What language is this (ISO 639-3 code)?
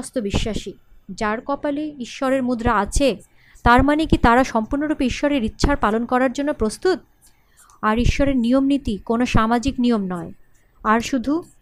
ben